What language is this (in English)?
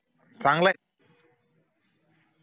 Marathi